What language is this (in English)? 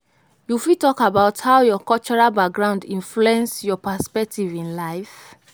Nigerian Pidgin